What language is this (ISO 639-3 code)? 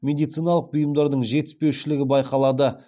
kaz